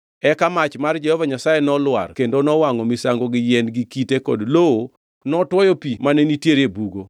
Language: Luo (Kenya and Tanzania)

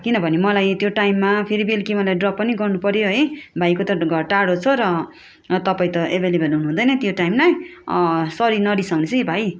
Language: Nepali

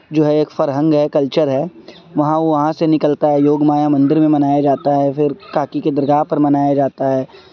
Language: Urdu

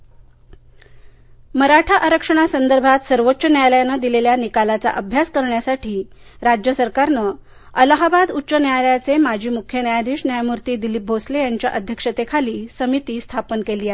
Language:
Marathi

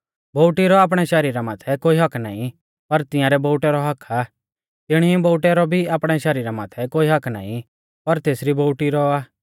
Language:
Mahasu Pahari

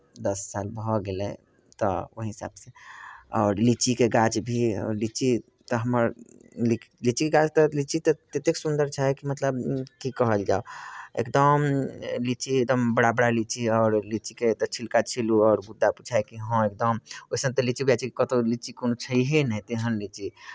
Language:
Maithili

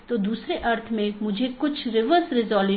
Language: Hindi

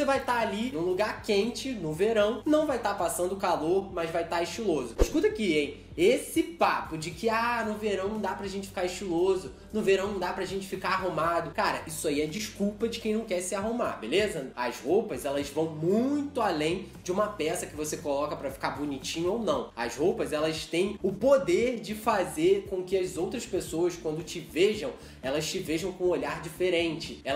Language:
Portuguese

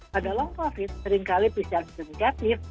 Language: Indonesian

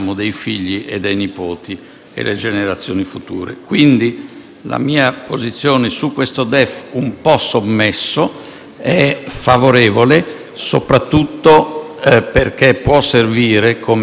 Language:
Italian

